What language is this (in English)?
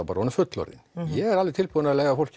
Icelandic